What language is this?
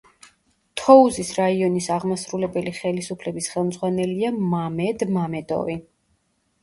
Georgian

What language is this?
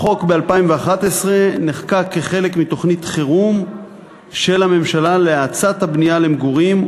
Hebrew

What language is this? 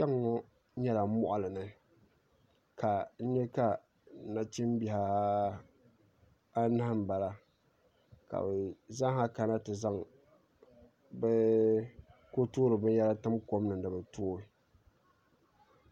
Dagbani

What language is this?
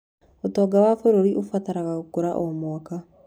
Kikuyu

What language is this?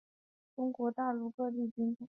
Chinese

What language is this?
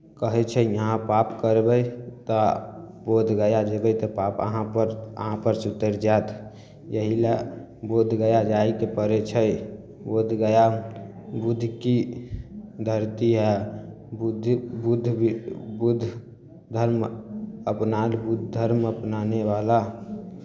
Maithili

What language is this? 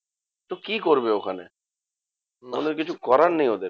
Bangla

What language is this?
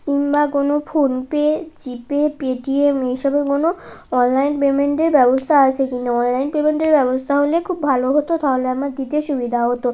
Bangla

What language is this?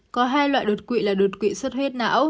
Vietnamese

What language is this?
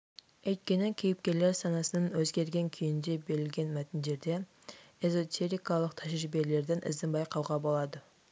Kazakh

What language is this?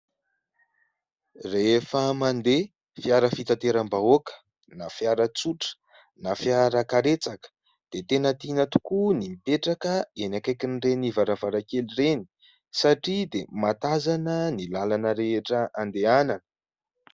Malagasy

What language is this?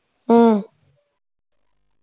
Punjabi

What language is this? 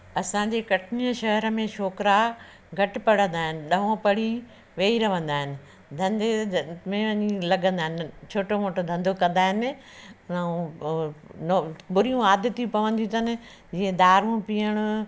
Sindhi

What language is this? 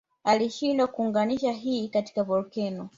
Swahili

